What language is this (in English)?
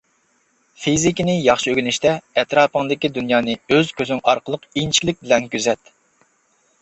Uyghur